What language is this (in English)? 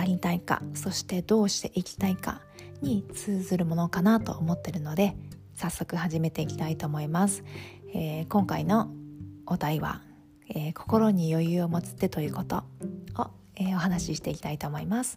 Japanese